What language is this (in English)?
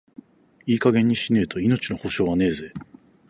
Japanese